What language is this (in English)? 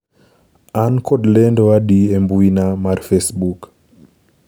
Luo (Kenya and Tanzania)